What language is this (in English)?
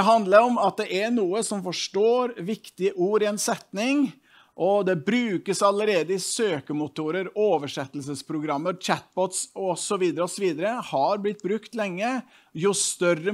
Norwegian